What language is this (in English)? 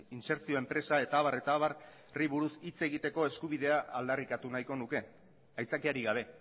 Basque